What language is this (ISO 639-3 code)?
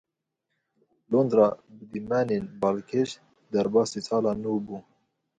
kur